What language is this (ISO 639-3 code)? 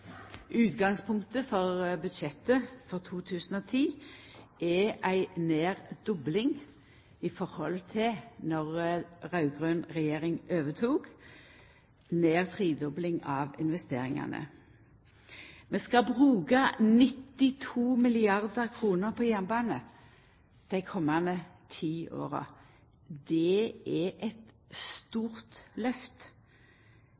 nno